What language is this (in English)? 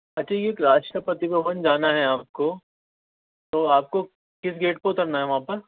Urdu